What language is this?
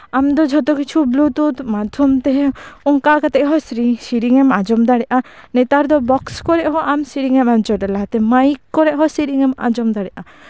Santali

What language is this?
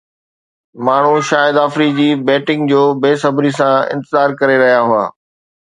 Sindhi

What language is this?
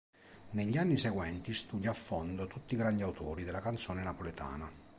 Italian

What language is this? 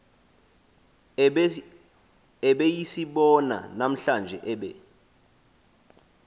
Xhosa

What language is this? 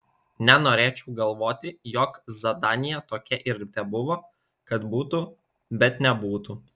Lithuanian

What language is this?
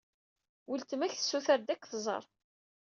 Kabyle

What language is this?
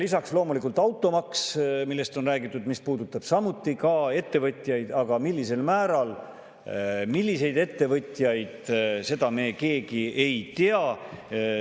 Estonian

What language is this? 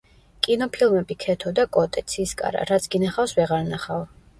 Georgian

